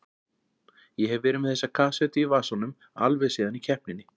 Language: Icelandic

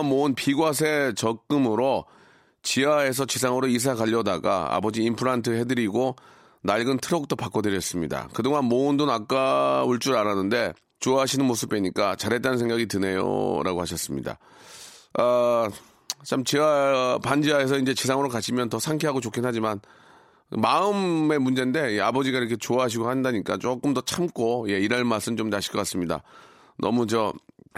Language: Korean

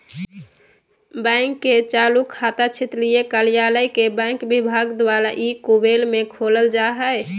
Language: Magahi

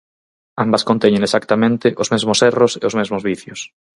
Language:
Galician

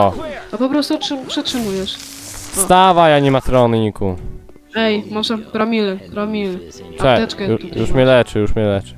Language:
Polish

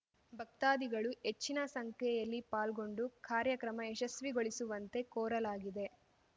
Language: Kannada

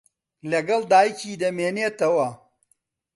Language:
Central Kurdish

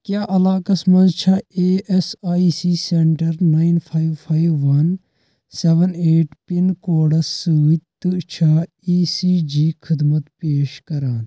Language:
Kashmiri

